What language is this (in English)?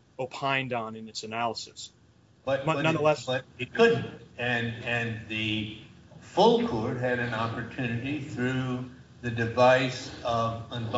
English